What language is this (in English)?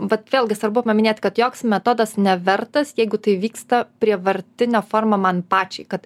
Lithuanian